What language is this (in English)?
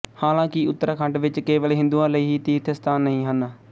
Punjabi